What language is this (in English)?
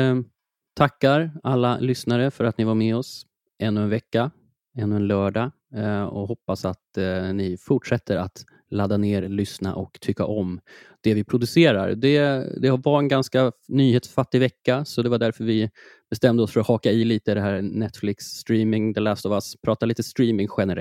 Swedish